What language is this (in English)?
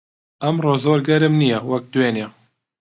Central Kurdish